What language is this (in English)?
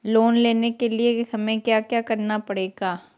Magahi